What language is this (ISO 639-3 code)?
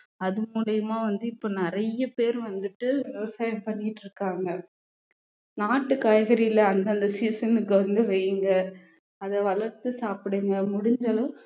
tam